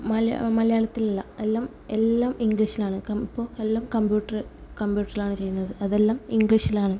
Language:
Malayalam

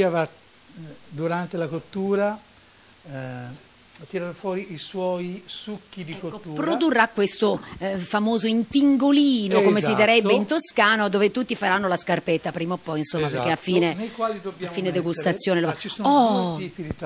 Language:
Italian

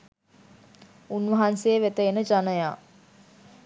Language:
Sinhala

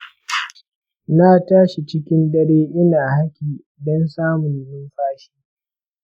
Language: Hausa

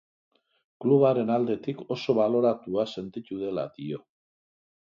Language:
Basque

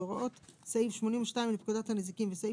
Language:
Hebrew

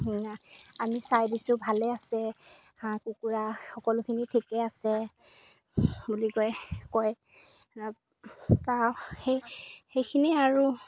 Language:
Assamese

